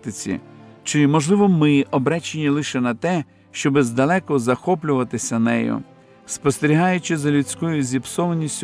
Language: Ukrainian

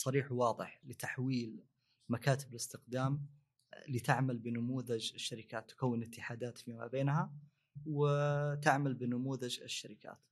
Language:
Arabic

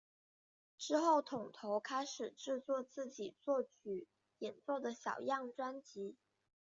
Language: Chinese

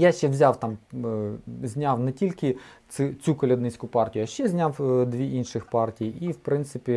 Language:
Ukrainian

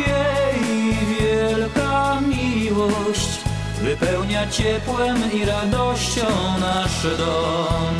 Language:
Polish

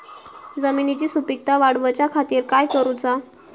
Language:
Marathi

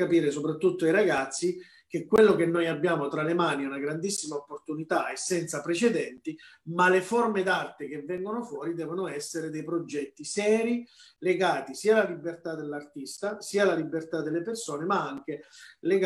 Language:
Italian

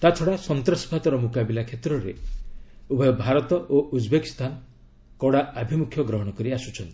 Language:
Odia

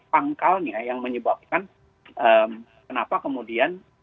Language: Indonesian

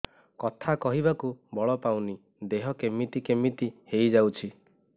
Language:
Odia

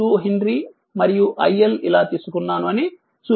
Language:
Telugu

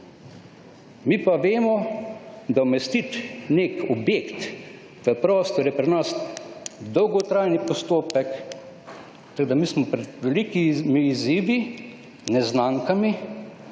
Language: Slovenian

